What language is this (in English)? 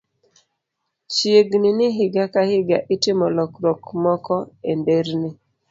Luo (Kenya and Tanzania)